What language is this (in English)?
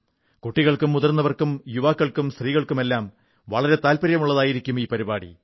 Malayalam